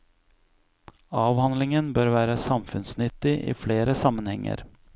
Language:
Norwegian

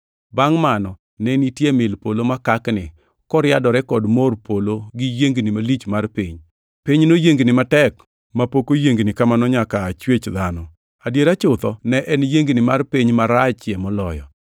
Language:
Luo (Kenya and Tanzania)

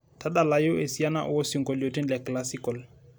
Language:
Masai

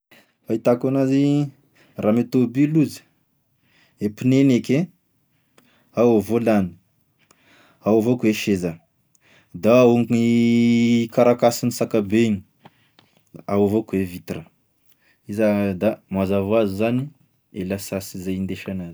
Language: Tesaka Malagasy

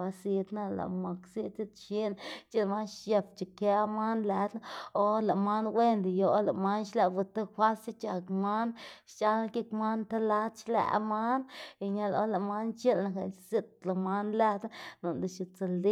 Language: Xanaguía Zapotec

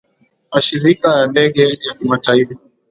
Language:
Swahili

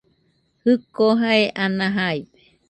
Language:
Nüpode Huitoto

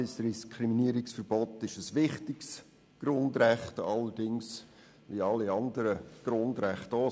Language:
Swiss German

